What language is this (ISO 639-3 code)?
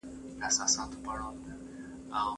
pus